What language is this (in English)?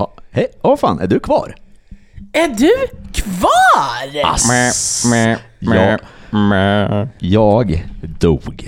Swedish